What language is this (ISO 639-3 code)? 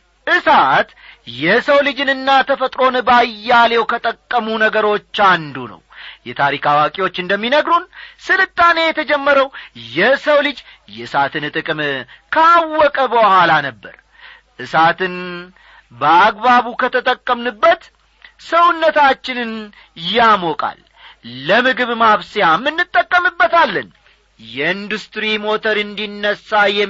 amh